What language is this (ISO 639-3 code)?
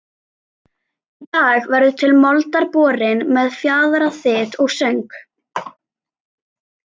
isl